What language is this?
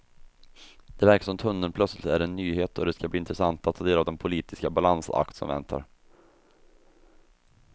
Swedish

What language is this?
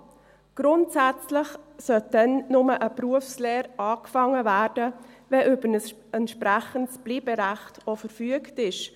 Swiss German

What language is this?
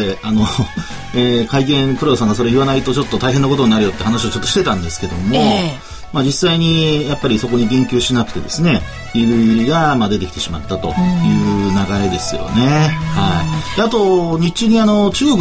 Japanese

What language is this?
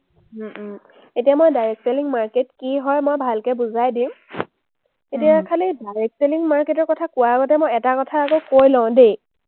Assamese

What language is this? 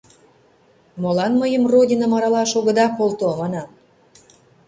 Mari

